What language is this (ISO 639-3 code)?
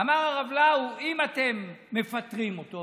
heb